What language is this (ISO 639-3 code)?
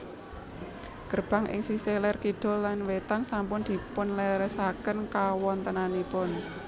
jav